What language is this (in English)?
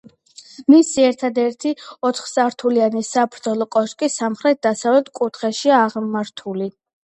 Georgian